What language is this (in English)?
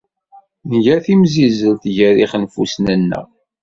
Kabyle